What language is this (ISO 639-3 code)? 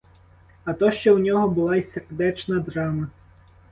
ukr